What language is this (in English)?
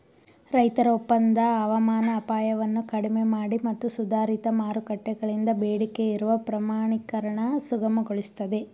Kannada